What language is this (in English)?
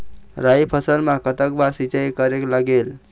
Chhattisgarhi